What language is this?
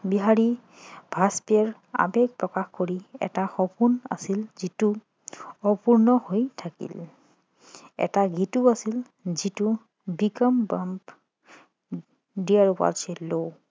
Assamese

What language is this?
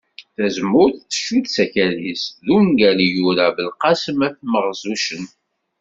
Kabyle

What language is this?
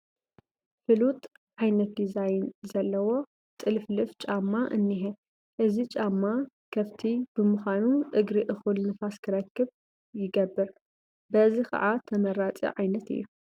Tigrinya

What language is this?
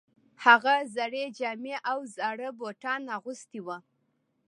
Pashto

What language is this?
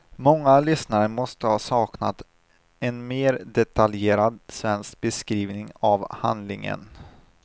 Swedish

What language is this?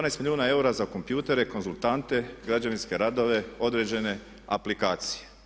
Croatian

